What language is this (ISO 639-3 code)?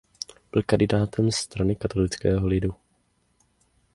ces